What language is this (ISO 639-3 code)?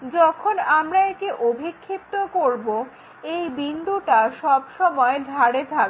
ben